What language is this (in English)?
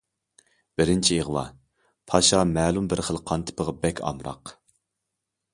Uyghur